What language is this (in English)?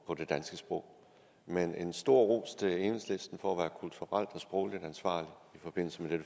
Danish